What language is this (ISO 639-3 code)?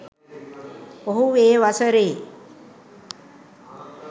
sin